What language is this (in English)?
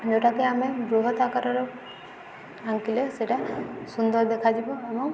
Odia